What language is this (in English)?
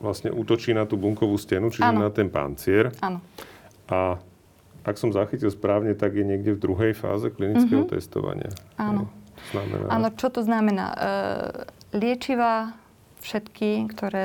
Slovak